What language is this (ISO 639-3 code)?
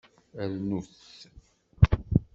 kab